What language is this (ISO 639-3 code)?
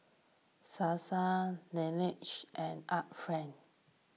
eng